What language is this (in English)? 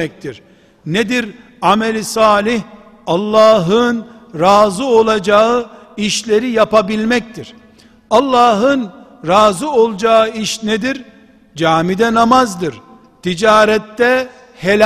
Turkish